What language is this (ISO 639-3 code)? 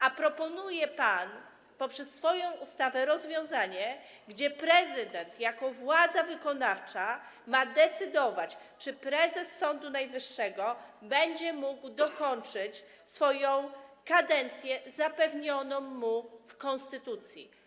pol